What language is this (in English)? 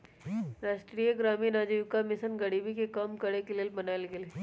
Magahi